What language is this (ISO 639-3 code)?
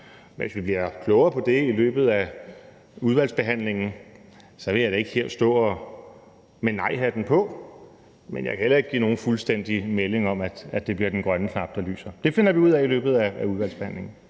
dan